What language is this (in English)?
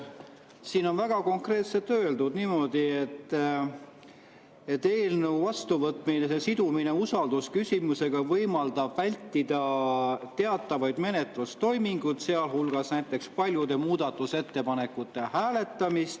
Estonian